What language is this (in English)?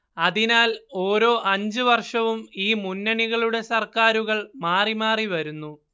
Malayalam